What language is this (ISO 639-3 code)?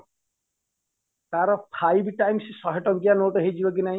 ori